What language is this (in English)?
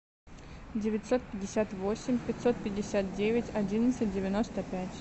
Russian